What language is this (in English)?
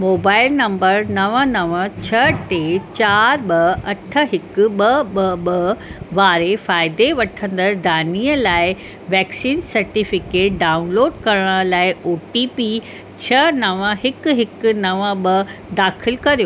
Sindhi